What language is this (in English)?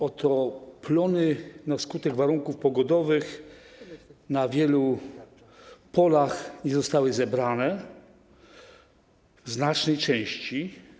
Polish